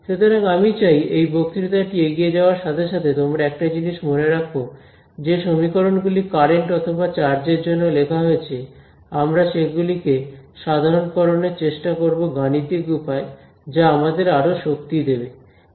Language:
Bangla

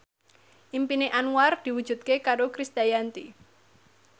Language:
Javanese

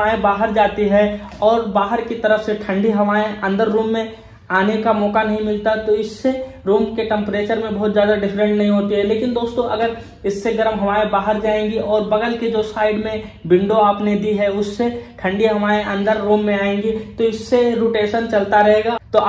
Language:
Hindi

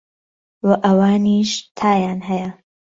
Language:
Central Kurdish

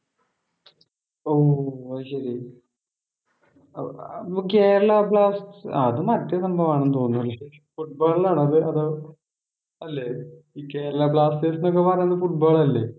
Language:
Malayalam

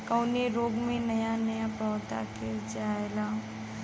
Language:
Bhojpuri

